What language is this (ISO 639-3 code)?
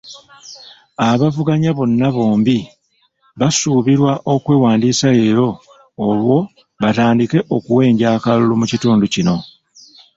lug